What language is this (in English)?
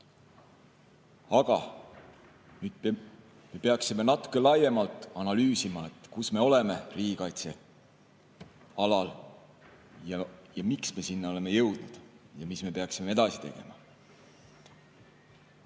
Estonian